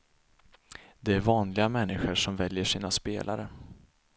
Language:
Swedish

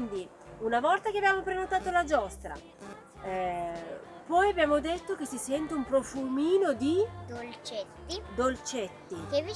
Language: Italian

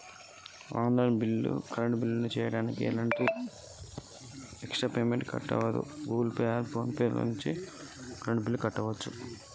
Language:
Telugu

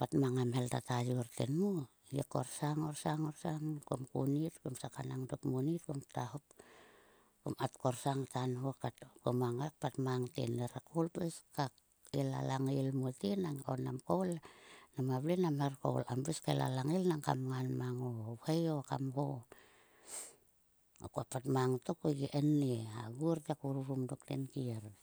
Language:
Sulka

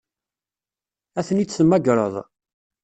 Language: Kabyle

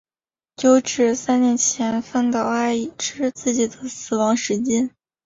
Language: Chinese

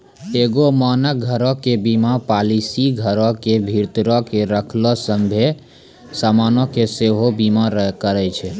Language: Maithili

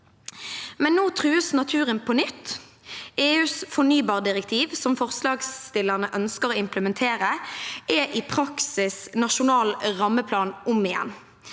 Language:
Norwegian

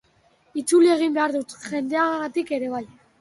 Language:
Basque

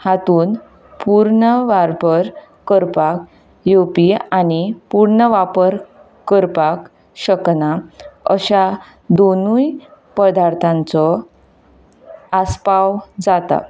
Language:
Konkani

